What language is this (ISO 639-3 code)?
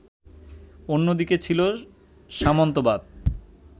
ben